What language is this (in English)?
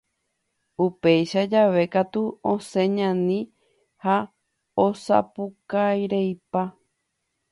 Guarani